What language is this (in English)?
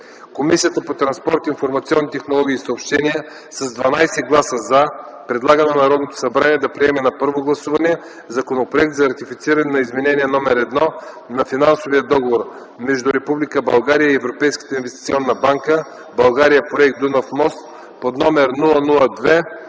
Bulgarian